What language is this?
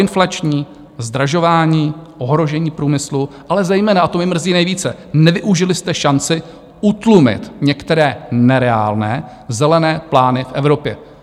Czech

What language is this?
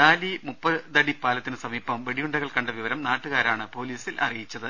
Malayalam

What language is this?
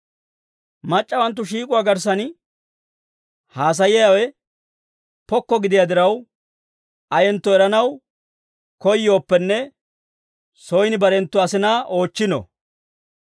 Dawro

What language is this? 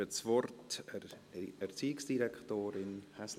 Swiss German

